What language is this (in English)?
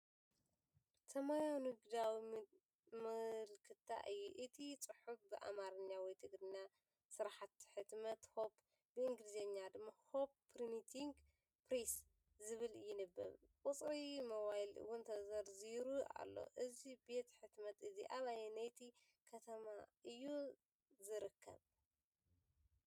Tigrinya